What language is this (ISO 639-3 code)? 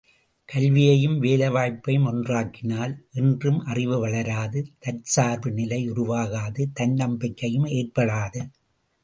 tam